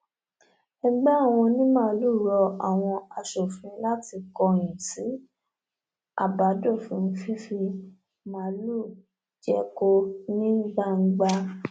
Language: Yoruba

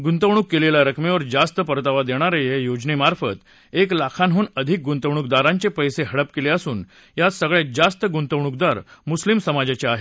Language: Marathi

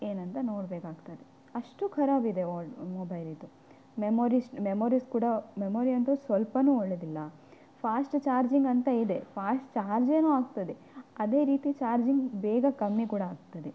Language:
Kannada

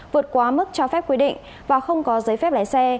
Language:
Vietnamese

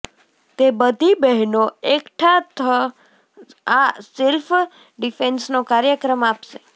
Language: Gujarati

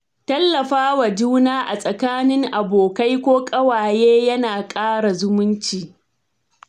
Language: Hausa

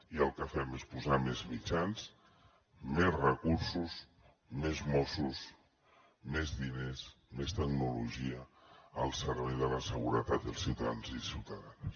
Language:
Catalan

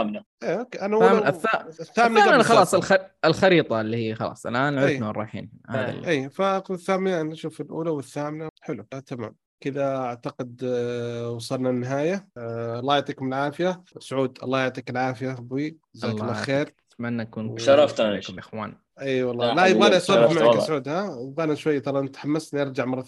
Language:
Arabic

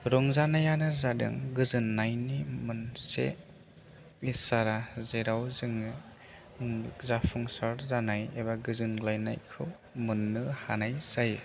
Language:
Bodo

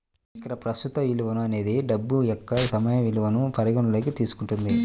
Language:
Telugu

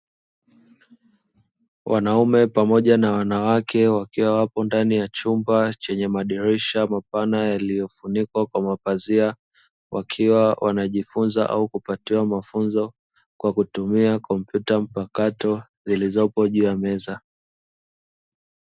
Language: Swahili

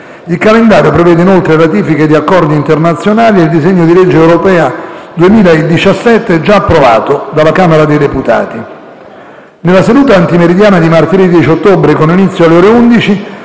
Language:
Italian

